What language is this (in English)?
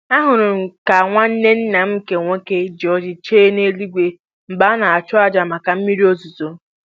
Igbo